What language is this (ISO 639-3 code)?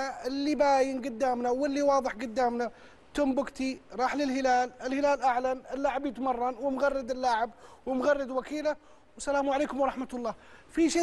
ara